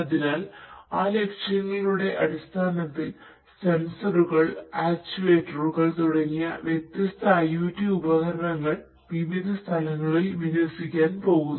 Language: Malayalam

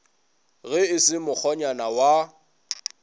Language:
Northern Sotho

